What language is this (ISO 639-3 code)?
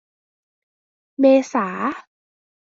tha